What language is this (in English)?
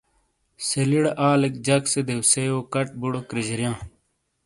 Shina